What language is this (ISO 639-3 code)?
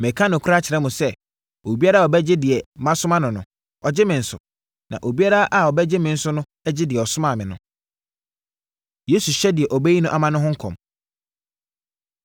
aka